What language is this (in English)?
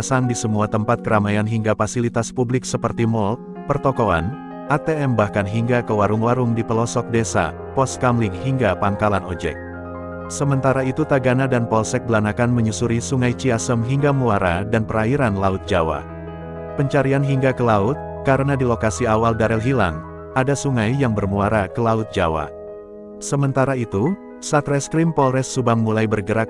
Indonesian